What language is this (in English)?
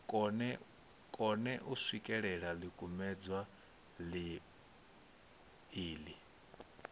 Venda